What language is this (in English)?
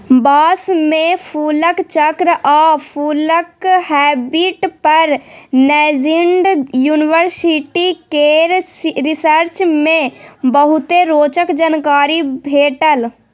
Maithili